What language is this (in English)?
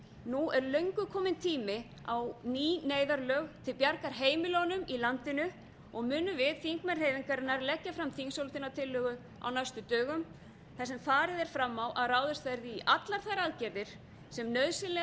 Icelandic